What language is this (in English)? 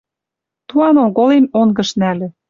Western Mari